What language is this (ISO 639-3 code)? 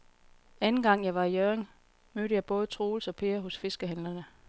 dan